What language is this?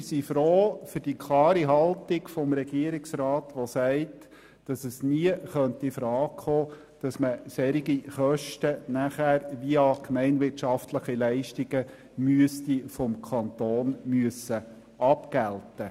Swiss German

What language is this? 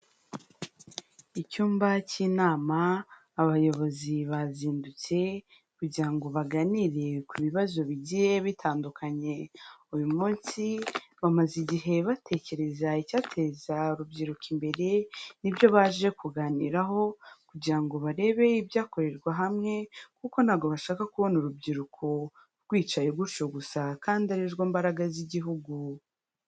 Kinyarwanda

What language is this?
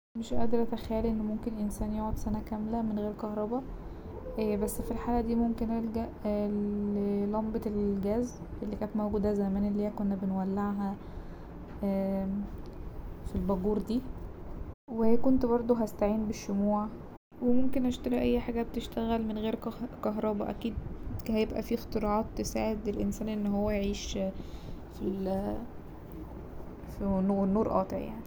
Egyptian Arabic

